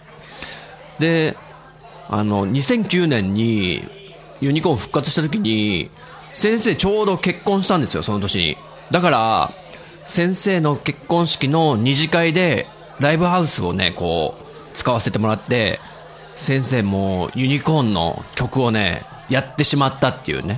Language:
Japanese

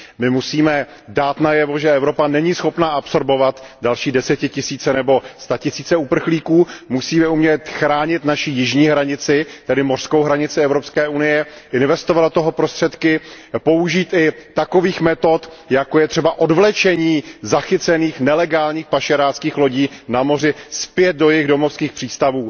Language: Czech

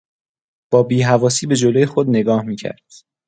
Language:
Persian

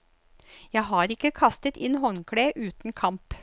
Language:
Norwegian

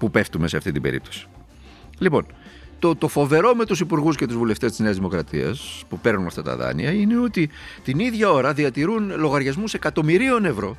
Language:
Greek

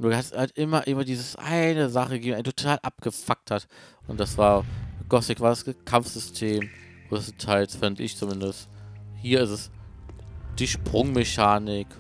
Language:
German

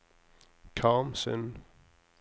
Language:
Norwegian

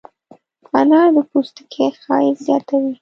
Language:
Pashto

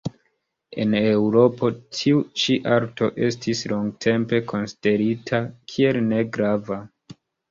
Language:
Esperanto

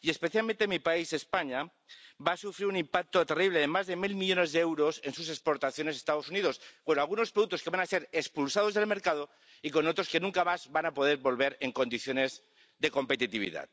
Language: Spanish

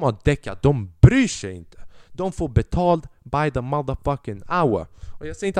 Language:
Swedish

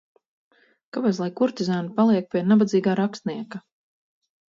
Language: Latvian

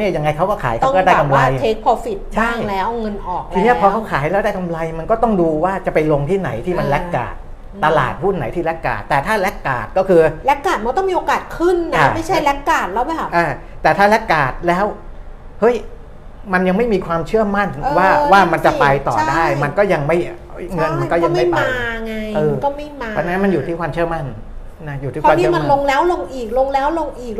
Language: Thai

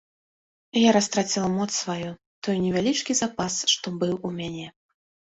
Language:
Belarusian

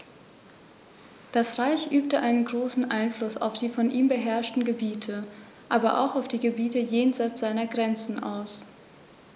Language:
German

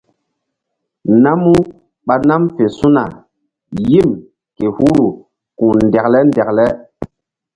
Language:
Mbum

